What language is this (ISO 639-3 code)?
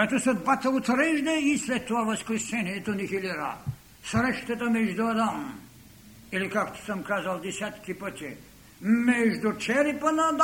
bul